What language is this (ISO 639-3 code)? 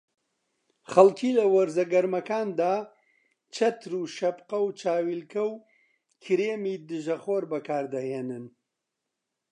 ckb